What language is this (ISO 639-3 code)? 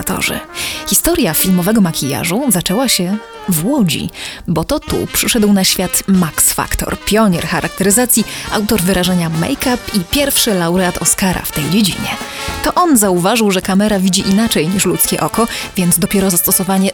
pol